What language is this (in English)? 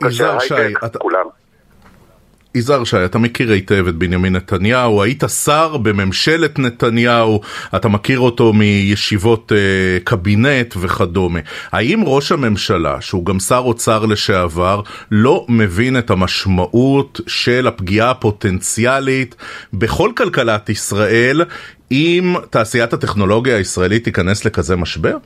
Hebrew